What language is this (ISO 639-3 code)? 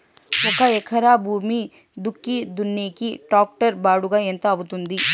tel